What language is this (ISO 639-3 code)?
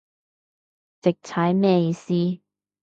yue